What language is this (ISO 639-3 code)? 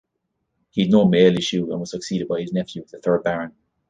eng